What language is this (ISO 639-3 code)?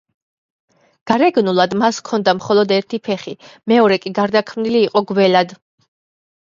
kat